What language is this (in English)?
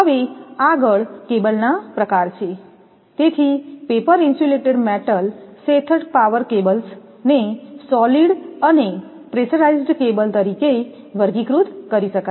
Gujarati